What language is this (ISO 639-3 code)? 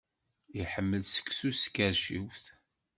kab